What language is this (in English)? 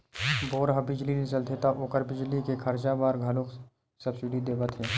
Chhattisgarhi